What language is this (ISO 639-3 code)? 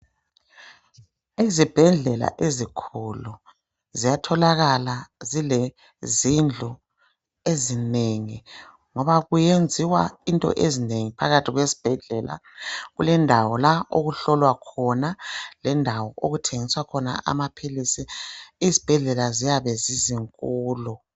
nde